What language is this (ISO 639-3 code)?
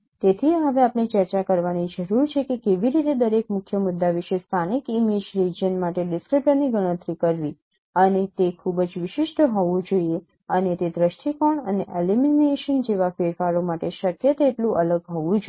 guj